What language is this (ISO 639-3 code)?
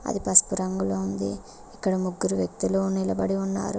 tel